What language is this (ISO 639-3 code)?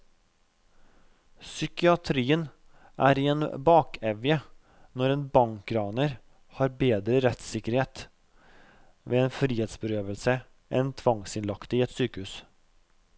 nor